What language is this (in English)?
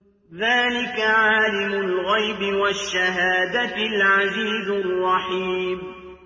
Arabic